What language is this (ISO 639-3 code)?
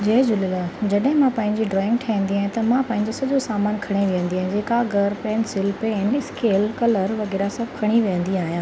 snd